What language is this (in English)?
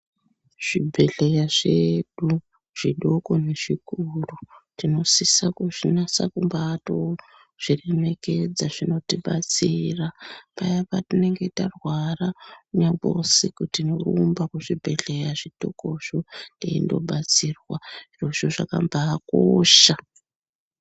Ndau